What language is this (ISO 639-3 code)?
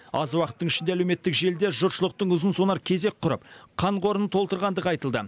kaz